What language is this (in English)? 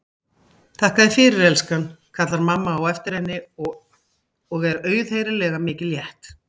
Icelandic